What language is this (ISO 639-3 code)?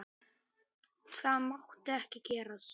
isl